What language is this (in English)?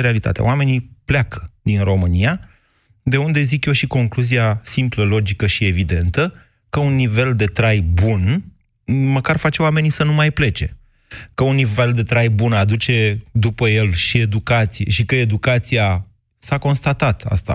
Romanian